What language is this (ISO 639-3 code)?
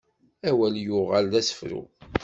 kab